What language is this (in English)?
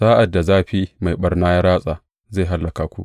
Hausa